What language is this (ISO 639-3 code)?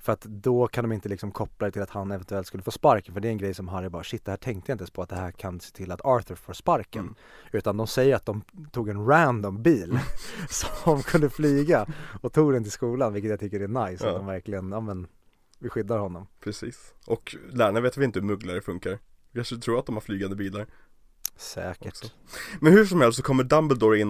swe